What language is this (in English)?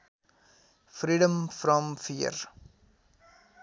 Nepali